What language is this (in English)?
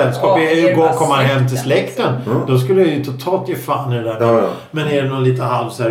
Swedish